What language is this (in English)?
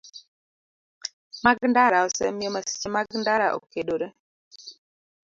Luo (Kenya and Tanzania)